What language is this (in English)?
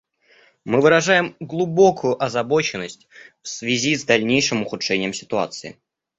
Russian